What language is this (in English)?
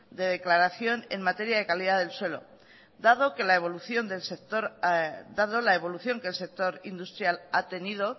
Spanish